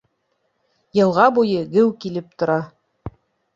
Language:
Bashkir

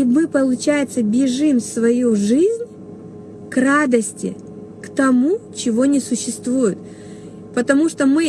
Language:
Russian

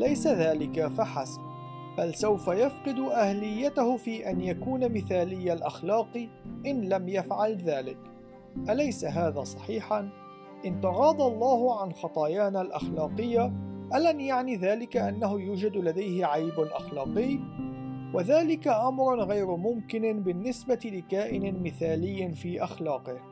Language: Arabic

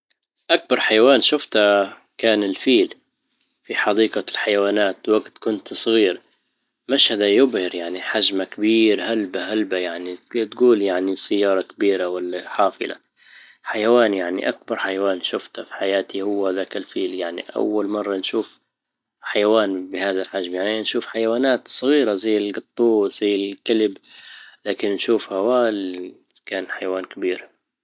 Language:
Libyan Arabic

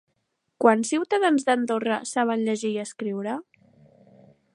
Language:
Catalan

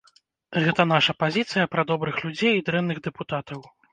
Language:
Belarusian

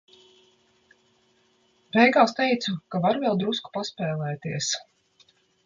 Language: Latvian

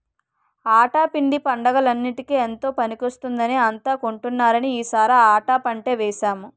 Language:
Telugu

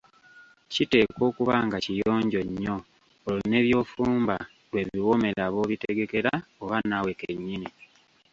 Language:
Ganda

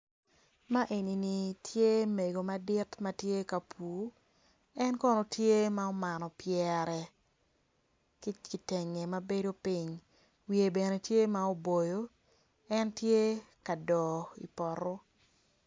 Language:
Acoli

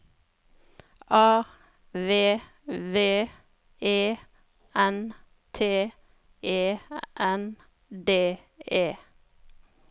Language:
Norwegian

